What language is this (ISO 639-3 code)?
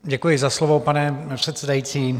ces